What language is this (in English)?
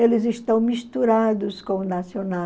Portuguese